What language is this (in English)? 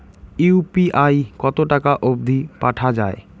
Bangla